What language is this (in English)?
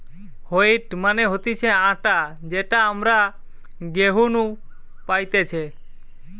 Bangla